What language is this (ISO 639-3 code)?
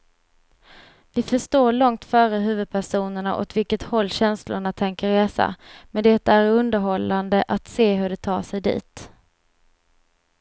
swe